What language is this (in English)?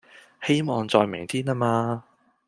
Cantonese